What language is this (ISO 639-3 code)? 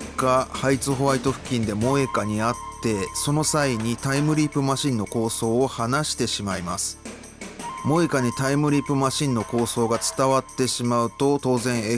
jpn